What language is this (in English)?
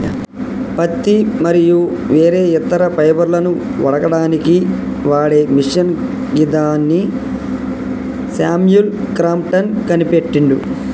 Telugu